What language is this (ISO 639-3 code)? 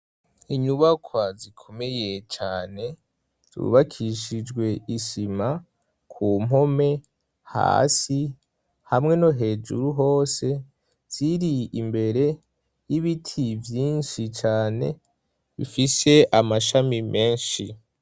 run